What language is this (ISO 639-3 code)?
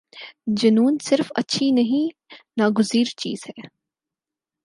urd